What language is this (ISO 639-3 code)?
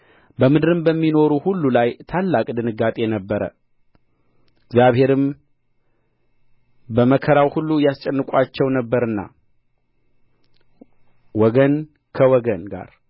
amh